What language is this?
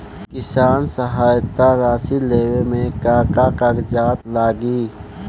Bhojpuri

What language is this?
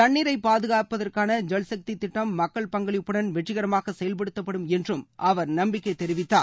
Tamil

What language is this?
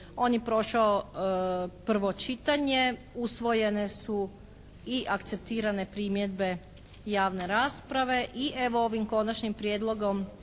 Croatian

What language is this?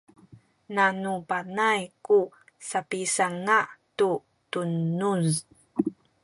Sakizaya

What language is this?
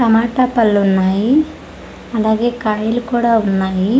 Telugu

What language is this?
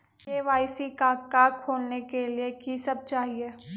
Magahi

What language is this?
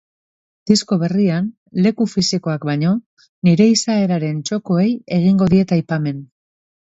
Basque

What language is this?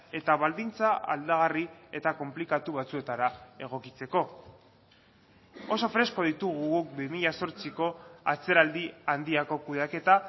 Basque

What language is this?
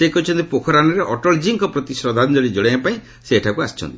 Odia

